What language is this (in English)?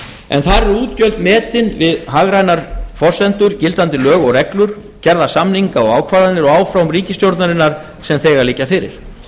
Icelandic